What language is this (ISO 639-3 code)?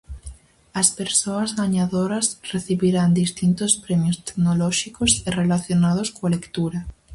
glg